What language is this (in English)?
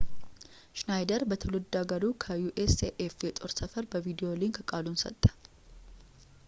Amharic